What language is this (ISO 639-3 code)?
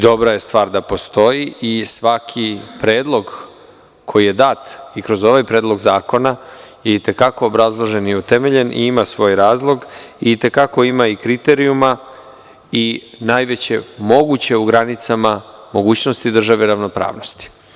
srp